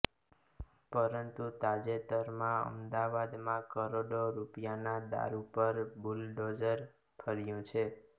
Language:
Gujarati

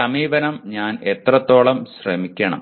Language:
Malayalam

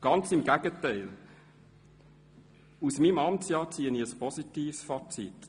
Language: Swiss German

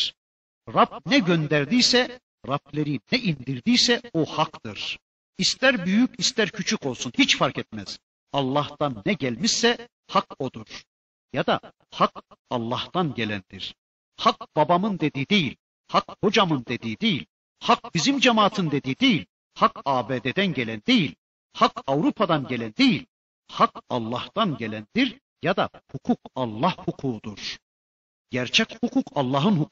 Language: Turkish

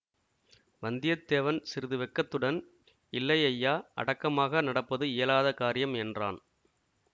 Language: Tamil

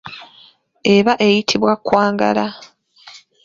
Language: Ganda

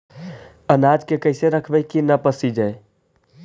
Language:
Magahi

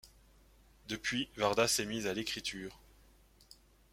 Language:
French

